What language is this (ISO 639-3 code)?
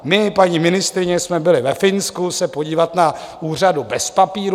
ces